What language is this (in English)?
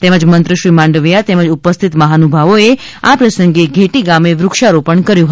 Gujarati